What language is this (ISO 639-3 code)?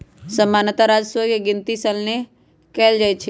mag